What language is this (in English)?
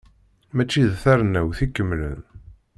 Kabyle